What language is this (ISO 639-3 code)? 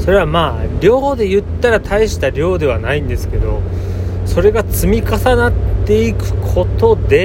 jpn